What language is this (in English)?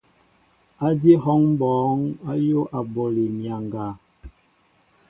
Mbo (Cameroon)